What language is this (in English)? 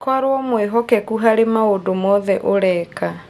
Kikuyu